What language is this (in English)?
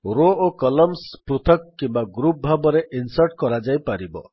Odia